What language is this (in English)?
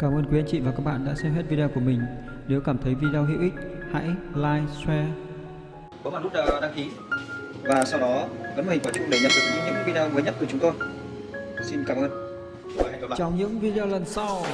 Vietnamese